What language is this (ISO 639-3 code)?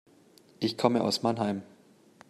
deu